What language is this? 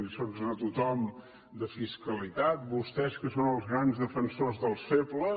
Catalan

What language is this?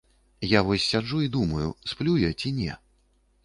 Belarusian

